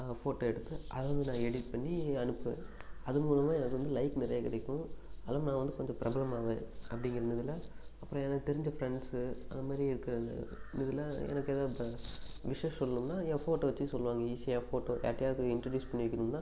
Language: Tamil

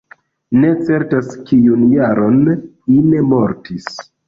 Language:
Esperanto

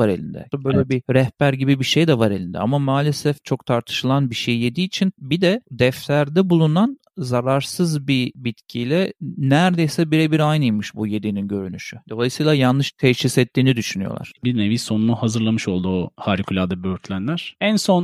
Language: Turkish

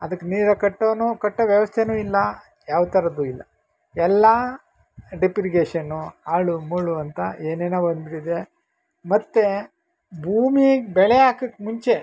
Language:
Kannada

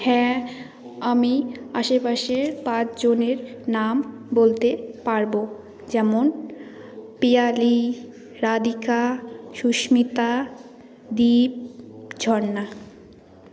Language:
Bangla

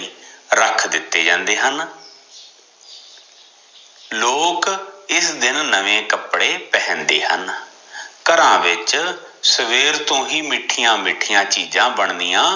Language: Punjabi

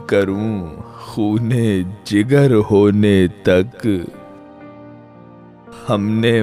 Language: Urdu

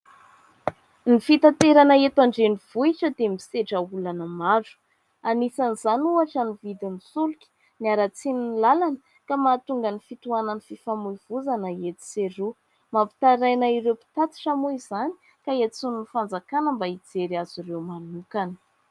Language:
Malagasy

